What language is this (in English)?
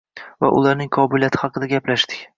Uzbek